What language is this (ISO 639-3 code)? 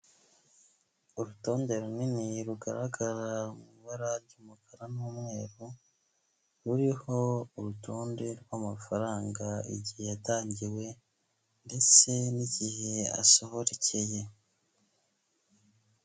kin